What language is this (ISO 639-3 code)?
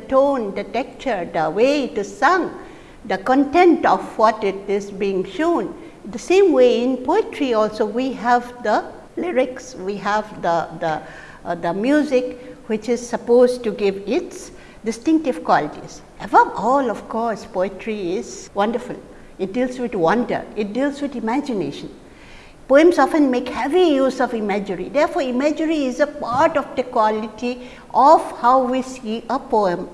eng